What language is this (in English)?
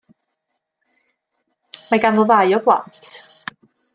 Welsh